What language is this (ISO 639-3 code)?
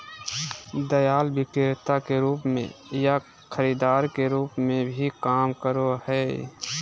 mag